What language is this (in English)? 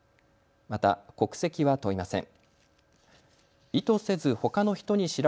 Japanese